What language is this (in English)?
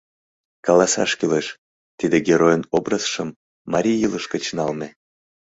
Mari